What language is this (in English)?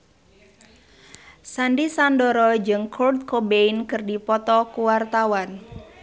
Sundanese